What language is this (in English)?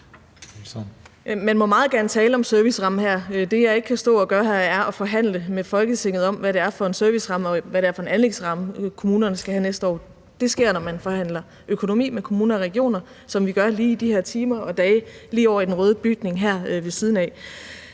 Danish